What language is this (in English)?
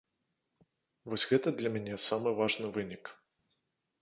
Belarusian